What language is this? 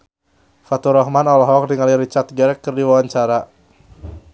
Sundanese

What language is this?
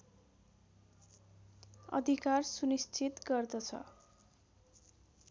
Nepali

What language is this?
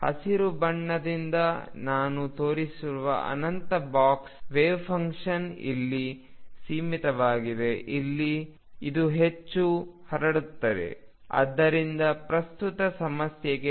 Kannada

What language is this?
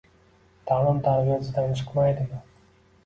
Uzbek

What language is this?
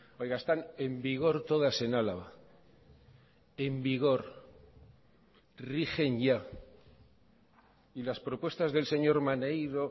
Spanish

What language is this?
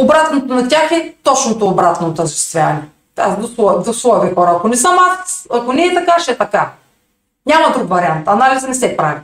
Bulgarian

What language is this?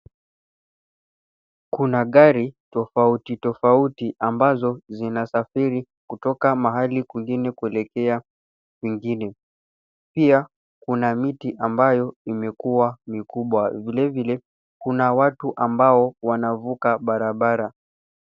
Swahili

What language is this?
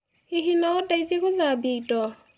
Kikuyu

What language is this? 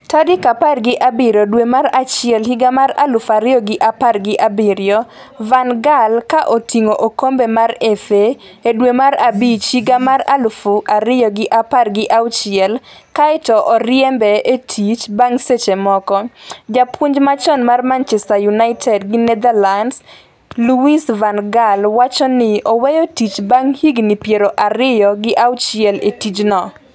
Luo (Kenya and Tanzania)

